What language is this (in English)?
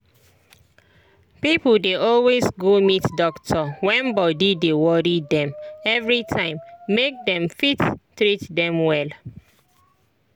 Nigerian Pidgin